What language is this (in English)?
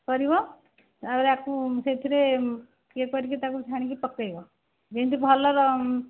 Odia